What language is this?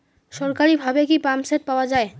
Bangla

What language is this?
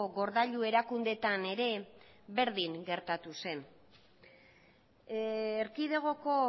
Basque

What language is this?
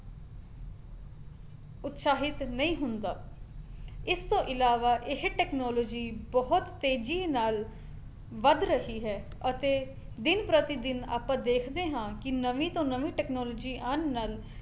Punjabi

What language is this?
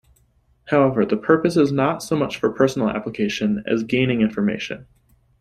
English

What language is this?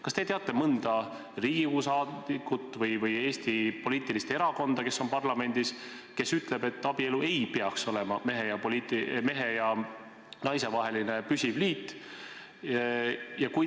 Estonian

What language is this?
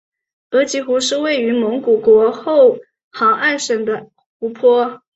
Chinese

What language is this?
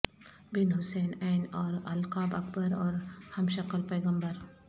Urdu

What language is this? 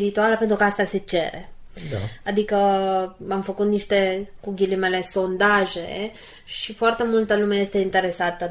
Romanian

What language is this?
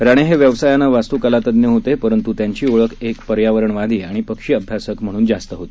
Marathi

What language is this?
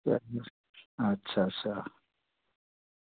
Dogri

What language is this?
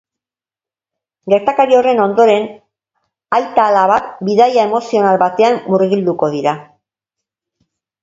Basque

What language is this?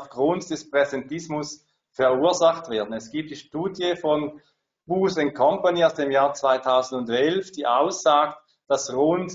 German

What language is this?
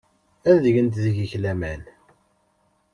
Kabyle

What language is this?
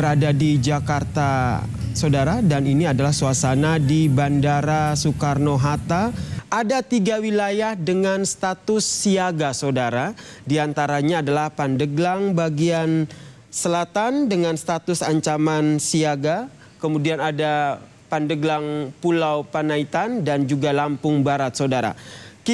Indonesian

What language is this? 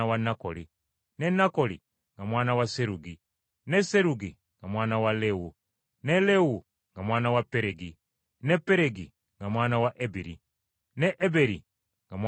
Ganda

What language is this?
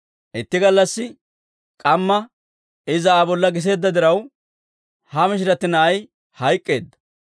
Dawro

